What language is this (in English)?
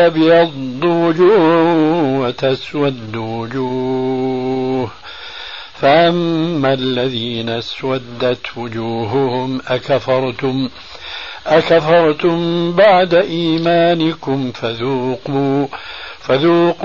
Arabic